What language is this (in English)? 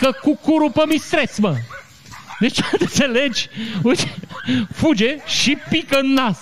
Romanian